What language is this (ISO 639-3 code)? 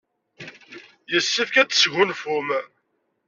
kab